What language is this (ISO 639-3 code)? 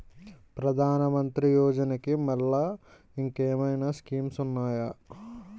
tel